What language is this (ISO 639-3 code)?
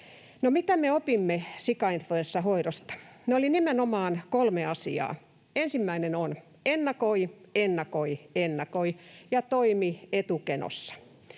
fin